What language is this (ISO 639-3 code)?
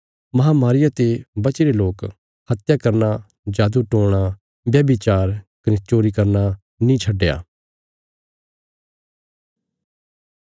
kfs